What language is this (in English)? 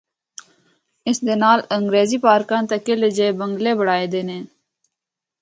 Northern Hindko